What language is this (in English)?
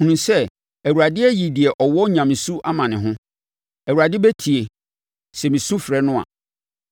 Akan